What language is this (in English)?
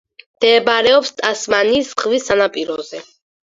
Georgian